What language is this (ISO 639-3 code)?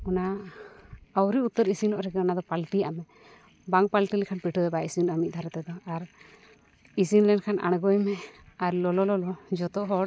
sat